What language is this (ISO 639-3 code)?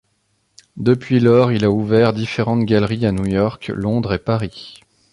fra